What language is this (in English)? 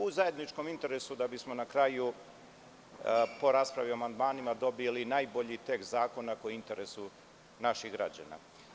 Serbian